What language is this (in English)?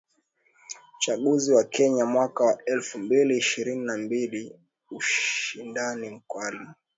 Swahili